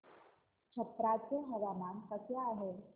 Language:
Marathi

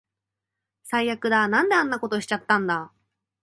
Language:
Japanese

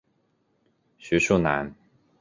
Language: Chinese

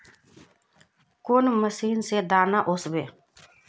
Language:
Magahi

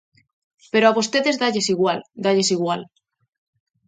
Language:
Galician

